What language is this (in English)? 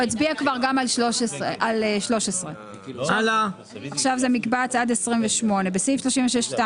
Hebrew